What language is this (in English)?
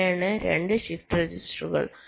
Malayalam